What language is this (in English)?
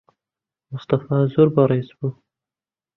Central Kurdish